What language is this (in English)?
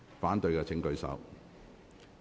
Cantonese